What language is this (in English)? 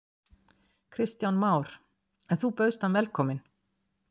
Icelandic